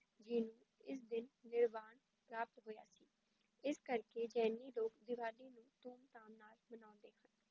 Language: Punjabi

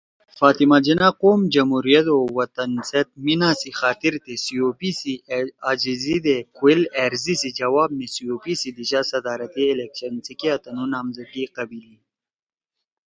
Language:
Torwali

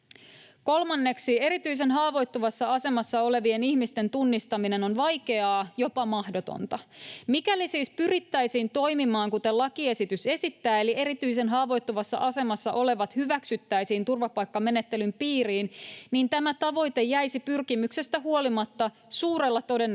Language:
Finnish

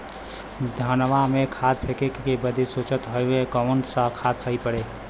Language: Bhojpuri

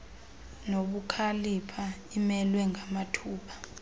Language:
Xhosa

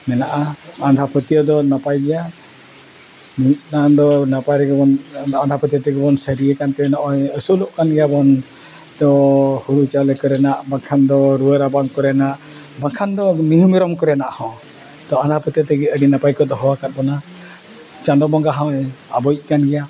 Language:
Santali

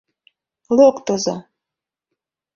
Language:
Mari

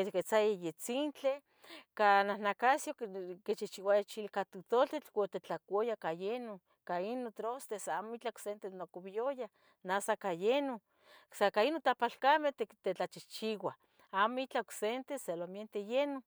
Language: Tetelcingo Nahuatl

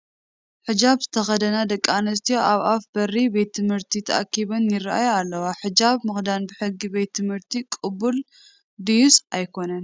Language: Tigrinya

